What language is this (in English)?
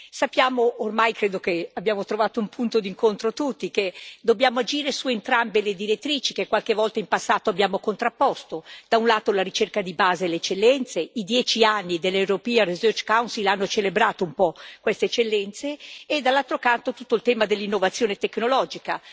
Italian